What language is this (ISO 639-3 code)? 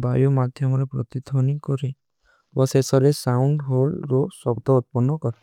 uki